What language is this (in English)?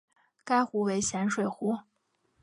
Chinese